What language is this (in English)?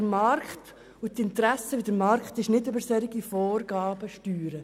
Swiss German